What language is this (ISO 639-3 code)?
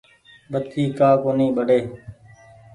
gig